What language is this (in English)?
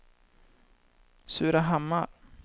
Swedish